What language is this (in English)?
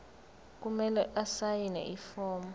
Zulu